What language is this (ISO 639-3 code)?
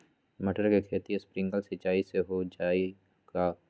mag